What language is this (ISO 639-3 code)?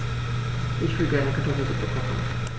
deu